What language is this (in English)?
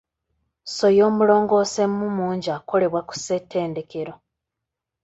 Ganda